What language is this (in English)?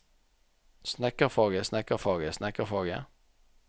Norwegian